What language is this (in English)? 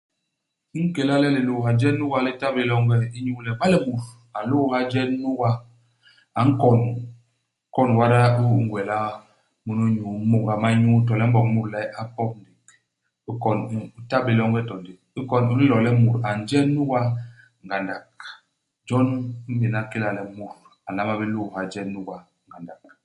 Basaa